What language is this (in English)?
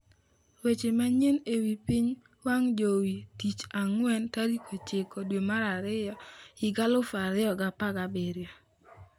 Luo (Kenya and Tanzania)